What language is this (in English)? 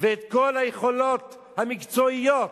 Hebrew